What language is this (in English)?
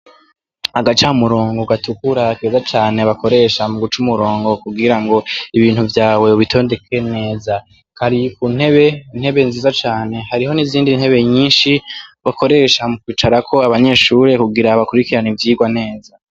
Rundi